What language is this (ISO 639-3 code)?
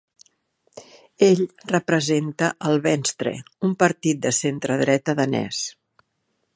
cat